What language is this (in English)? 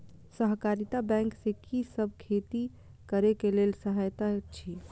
Maithili